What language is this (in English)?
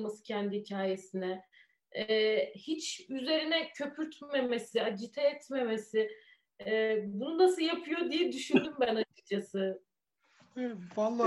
Turkish